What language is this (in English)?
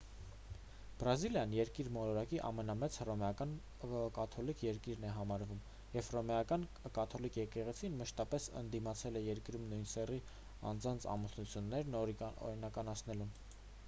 Armenian